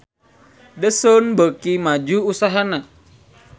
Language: Sundanese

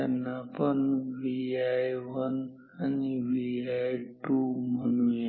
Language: Marathi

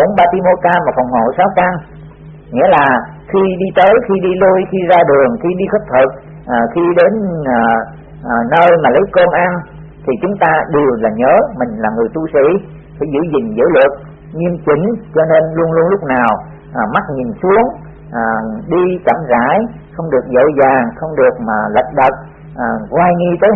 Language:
Vietnamese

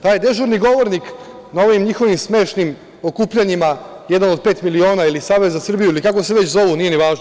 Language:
Serbian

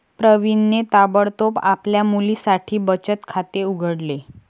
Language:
Marathi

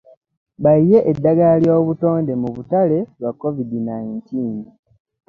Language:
Ganda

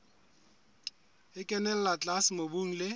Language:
Southern Sotho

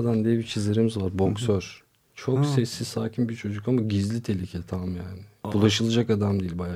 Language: Turkish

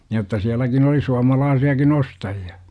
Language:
Finnish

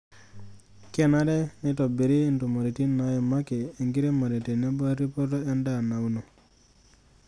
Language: Masai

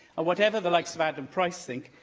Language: English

